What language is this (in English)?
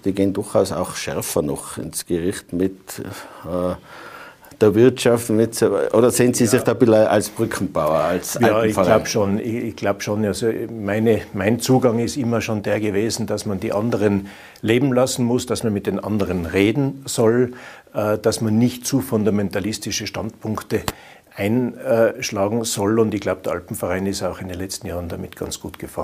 German